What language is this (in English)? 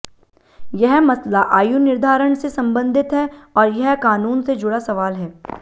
Hindi